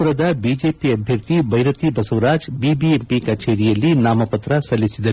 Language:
Kannada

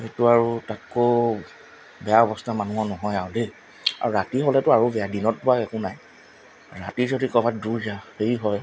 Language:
Assamese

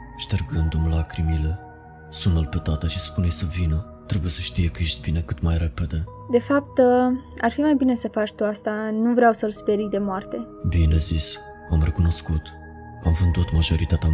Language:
Romanian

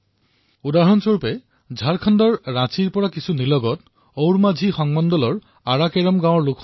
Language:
Assamese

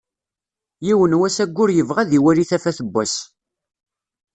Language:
Kabyle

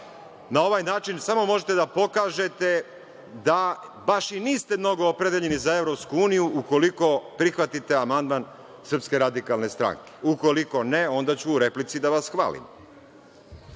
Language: Serbian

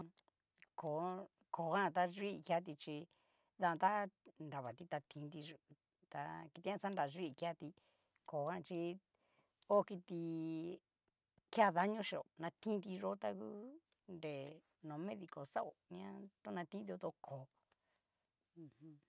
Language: Cacaloxtepec Mixtec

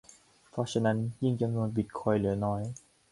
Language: Thai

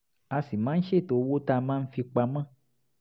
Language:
Yoruba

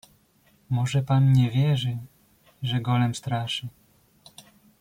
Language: Polish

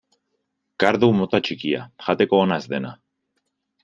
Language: Basque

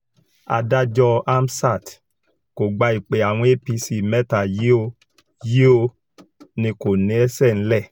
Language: Yoruba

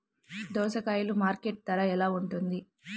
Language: Telugu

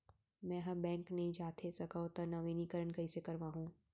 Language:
Chhattisgarhi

